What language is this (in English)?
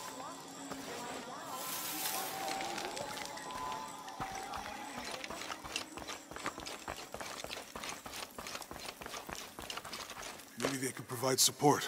English